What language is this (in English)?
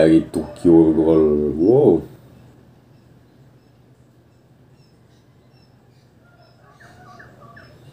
Indonesian